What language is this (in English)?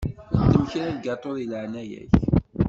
Kabyle